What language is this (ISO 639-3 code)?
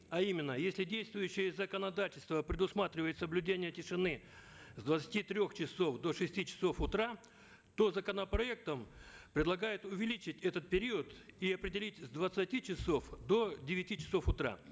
kaz